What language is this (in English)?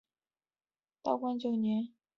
Chinese